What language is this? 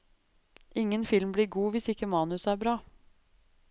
Norwegian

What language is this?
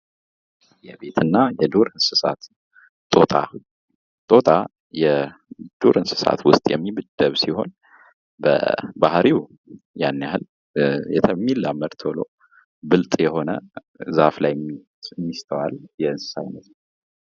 Amharic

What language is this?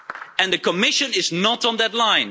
English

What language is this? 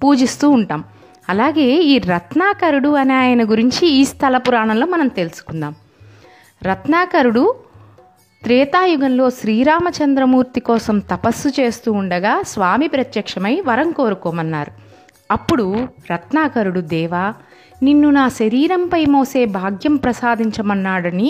Telugu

